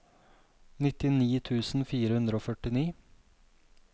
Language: Norwegian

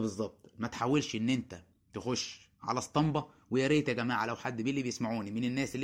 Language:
Arabic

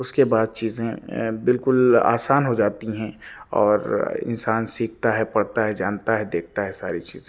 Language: Urdu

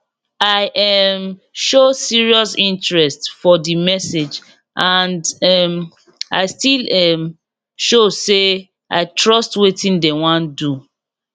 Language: Nigerian Pidgin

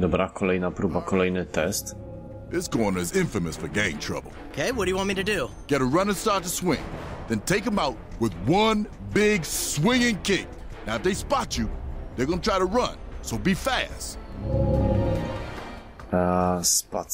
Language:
Polish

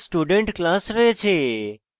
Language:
Bangla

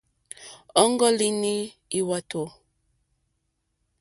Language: Mokpwe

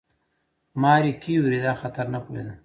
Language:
Pashto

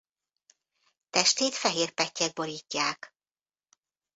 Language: Hungarian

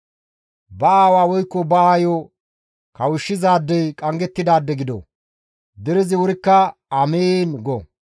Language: Gamo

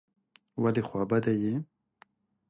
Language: Pashto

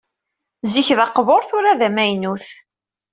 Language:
Kabyle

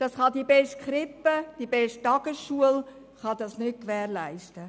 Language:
Swiss German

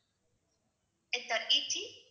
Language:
Tamil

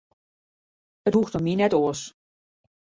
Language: Western Frisian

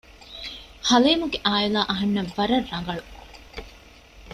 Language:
Divehi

